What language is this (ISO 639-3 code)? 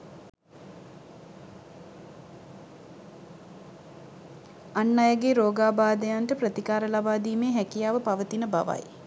sin